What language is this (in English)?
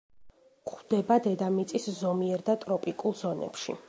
Georgian